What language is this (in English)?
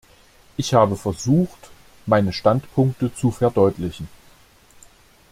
German